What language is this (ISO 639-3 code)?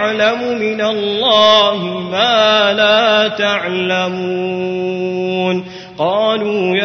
ara